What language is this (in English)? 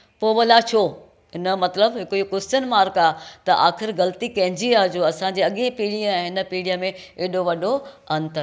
Sindhi